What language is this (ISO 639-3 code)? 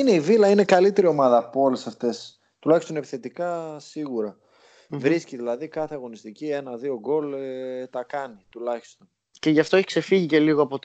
ell